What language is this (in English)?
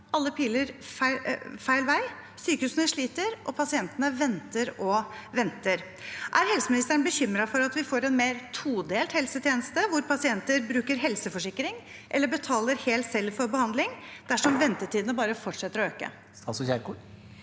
Norwegian